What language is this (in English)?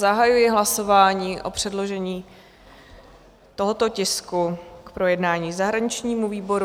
Czech